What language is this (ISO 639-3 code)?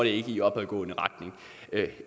dan